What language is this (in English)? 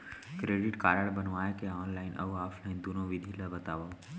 Chhattisgarhi